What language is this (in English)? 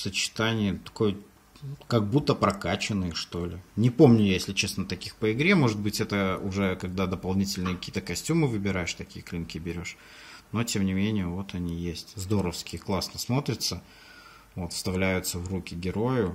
Russian